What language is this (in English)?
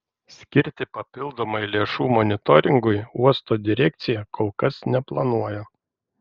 Lithuanian